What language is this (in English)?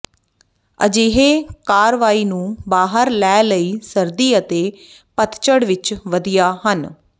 Punjabi